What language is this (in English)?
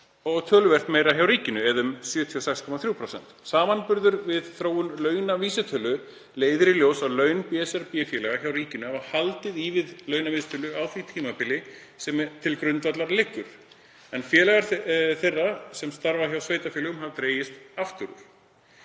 Icelandic